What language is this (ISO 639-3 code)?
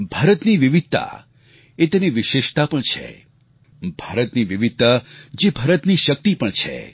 guj